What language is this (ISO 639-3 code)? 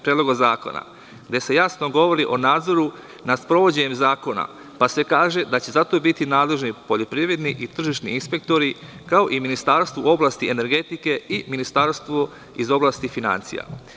srp